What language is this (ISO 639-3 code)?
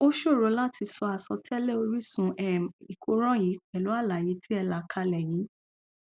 yor